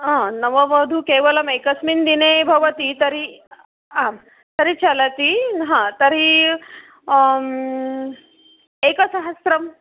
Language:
Sanskrit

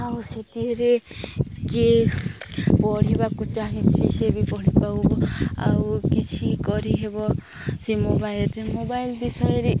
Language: Odia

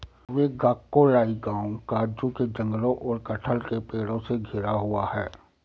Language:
Hindi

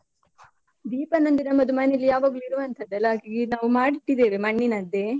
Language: Kannada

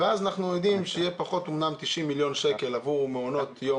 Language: Hebrew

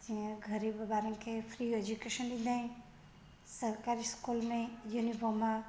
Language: Sindhi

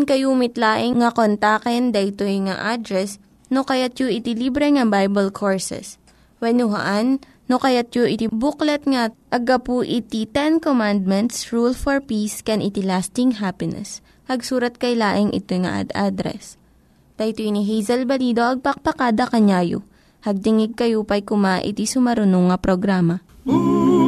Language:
Filipino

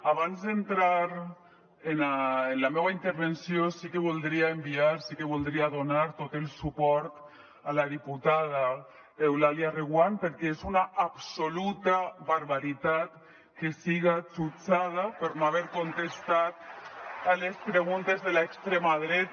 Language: Catalan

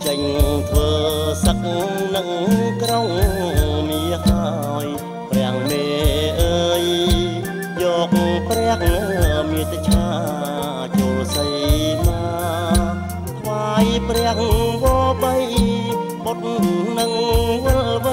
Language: Thai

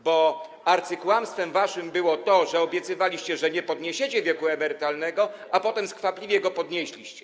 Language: Polish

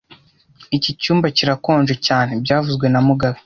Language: Kinyarwanda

